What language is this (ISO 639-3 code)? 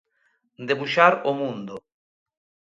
glg